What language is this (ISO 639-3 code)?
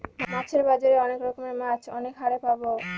ben